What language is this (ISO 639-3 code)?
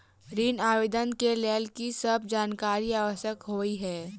mai